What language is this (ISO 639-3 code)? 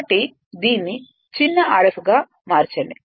tel